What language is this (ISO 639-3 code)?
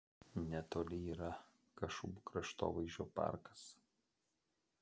lit